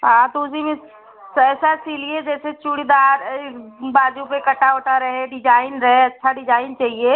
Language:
Hindi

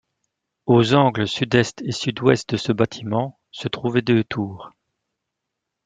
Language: French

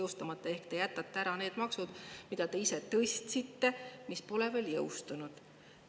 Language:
Estonian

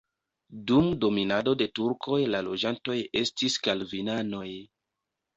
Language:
Esperanto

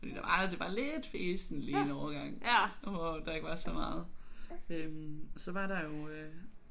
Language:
Danish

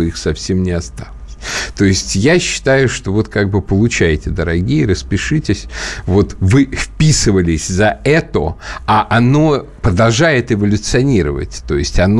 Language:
Russian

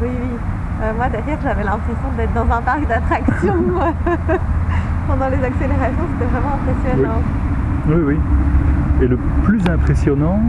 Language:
French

